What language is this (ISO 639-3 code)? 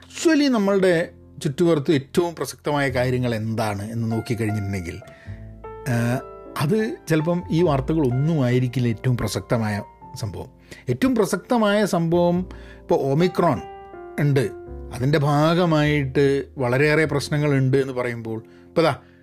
mal